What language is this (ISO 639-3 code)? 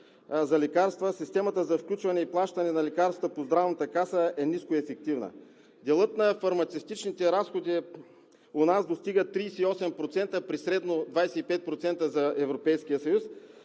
bul